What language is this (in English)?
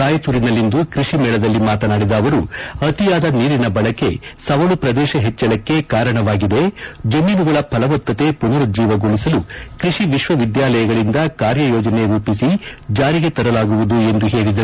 Kannada